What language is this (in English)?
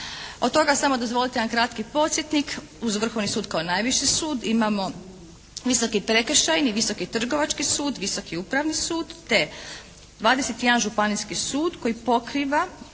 Croatian